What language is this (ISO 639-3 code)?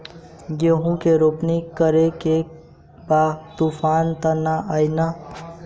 bho